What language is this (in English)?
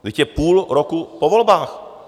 Czech